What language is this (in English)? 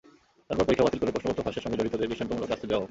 Bangla